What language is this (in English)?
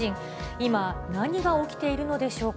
Japanese